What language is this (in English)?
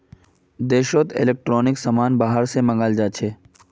Magahi